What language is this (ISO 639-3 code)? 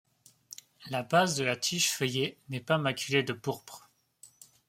fra